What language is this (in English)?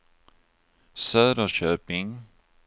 Swedish